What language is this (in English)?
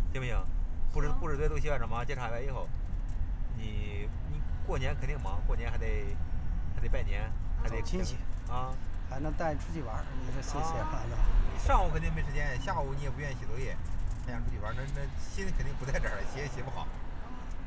Chinese